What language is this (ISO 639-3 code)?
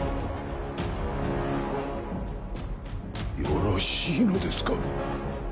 jpn